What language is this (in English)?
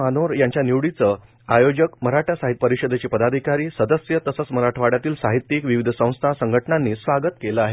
Marathi